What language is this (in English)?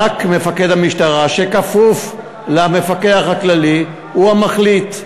Hebrew